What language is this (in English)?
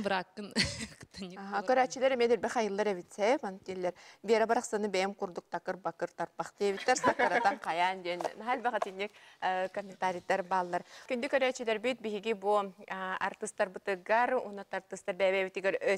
Arabic